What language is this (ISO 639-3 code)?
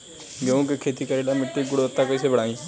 bho